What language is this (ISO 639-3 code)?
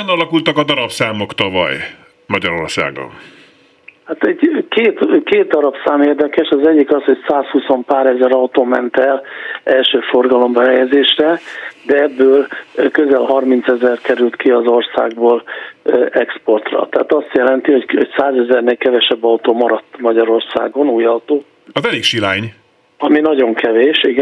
hun